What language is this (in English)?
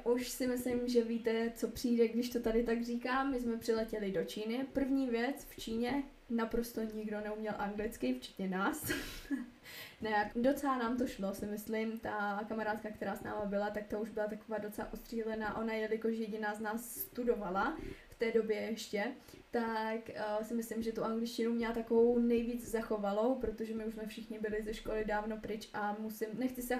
Czech